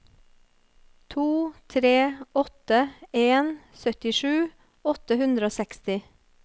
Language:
Norwegian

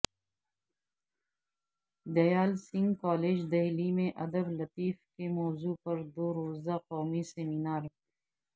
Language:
Urdu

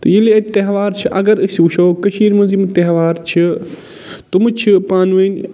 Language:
Kashmiri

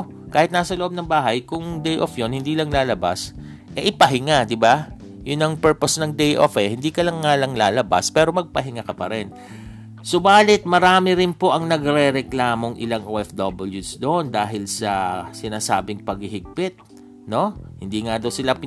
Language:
Filipino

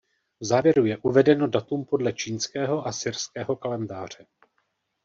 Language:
Czech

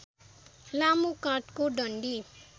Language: Nepali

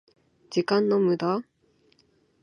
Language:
Japanese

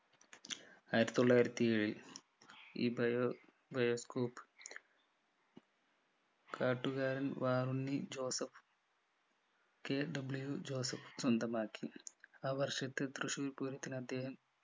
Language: Malayalam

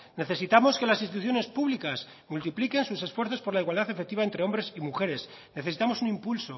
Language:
Spanish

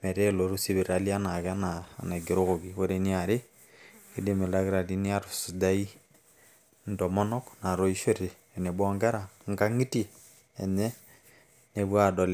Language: Masai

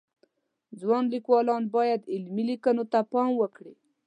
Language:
Pashto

